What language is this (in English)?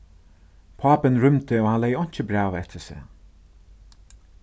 Faroese